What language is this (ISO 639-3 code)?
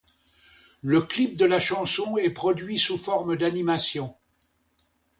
fra